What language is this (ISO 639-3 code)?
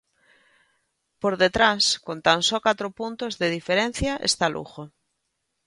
glg